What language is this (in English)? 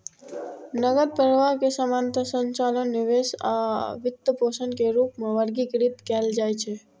Maithili